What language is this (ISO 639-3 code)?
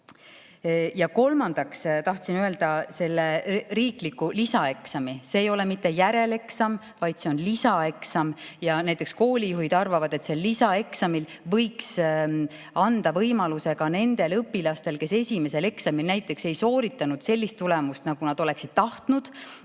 est